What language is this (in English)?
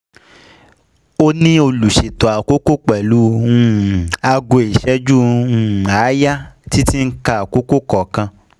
Yoruba